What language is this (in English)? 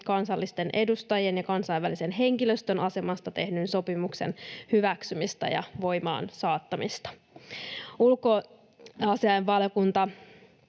Finnish